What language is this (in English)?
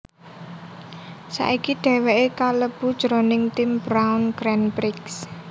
Javanese